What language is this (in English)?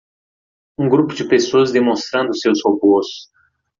Portuguese